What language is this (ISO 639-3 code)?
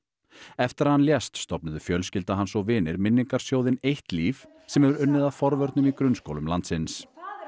isl